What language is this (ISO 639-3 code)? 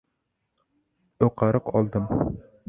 uzb